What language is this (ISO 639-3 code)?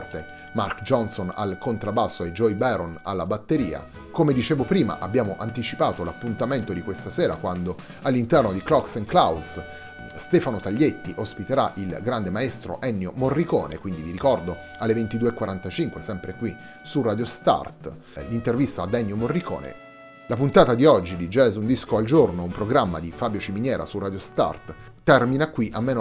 ita